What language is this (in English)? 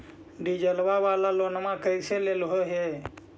Magahi